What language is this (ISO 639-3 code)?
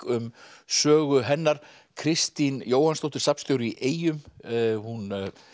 isl